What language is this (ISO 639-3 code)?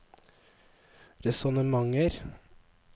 nor